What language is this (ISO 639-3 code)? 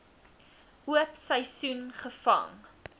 afr